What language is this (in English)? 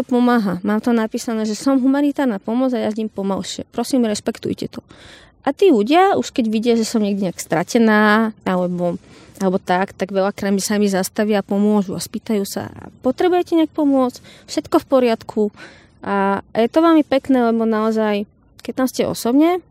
Slovak